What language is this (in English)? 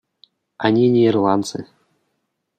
Russian